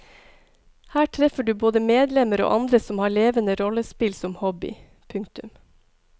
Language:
Norwegian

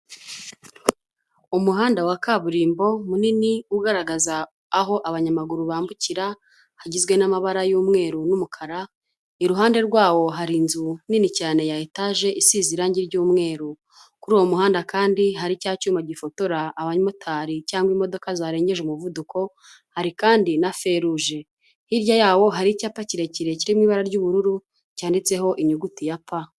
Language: Kinyarwanda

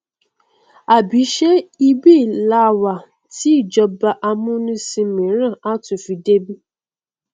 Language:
Yoruba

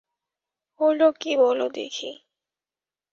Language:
Bangla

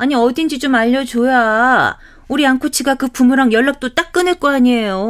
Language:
Korean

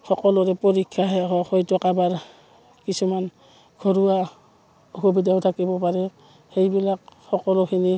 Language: Assamese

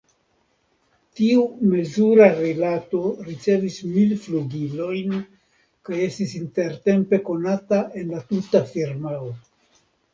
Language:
Esperanto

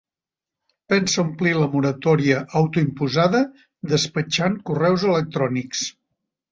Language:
Catalan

